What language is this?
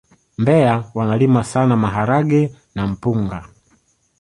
Swahili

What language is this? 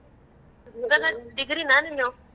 Kannada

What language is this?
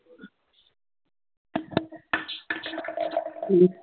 Punjabi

